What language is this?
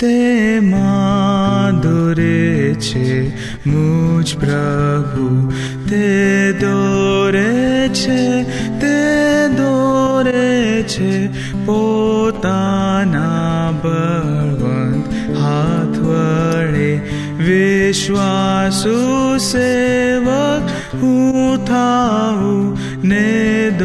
Hindi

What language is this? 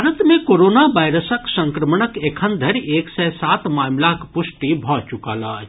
Maithili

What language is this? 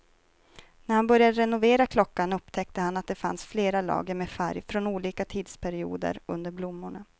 Swedish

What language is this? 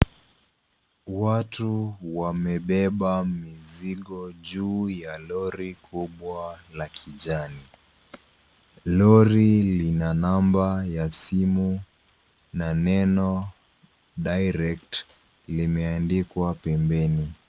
Swahili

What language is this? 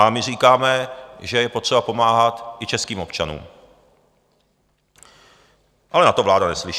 Czech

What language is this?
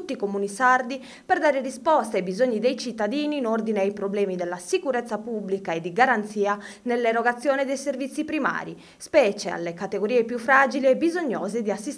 Italian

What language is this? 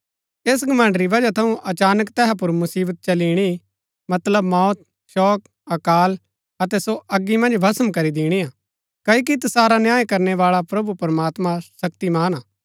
Gaddi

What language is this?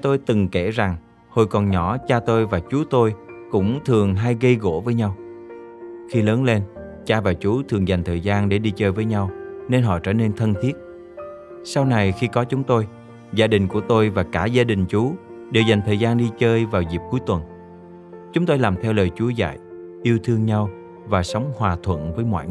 Vietnamese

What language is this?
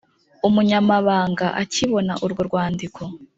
Kinyarwanda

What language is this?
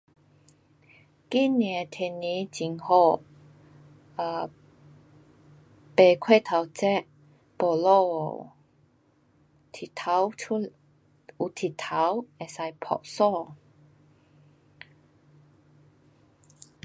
Pu-Xian Chinese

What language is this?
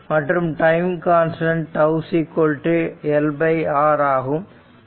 Tamil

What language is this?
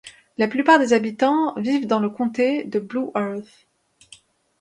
French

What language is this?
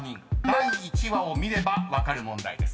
Japanese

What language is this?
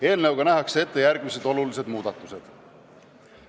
Estonian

